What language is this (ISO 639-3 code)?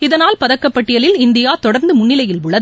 tam